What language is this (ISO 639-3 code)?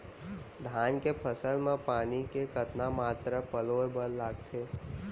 hne